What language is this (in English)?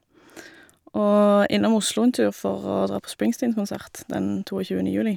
Norwegian